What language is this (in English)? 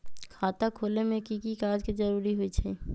Magahi